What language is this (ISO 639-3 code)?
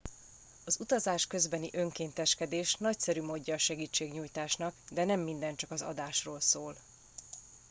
hun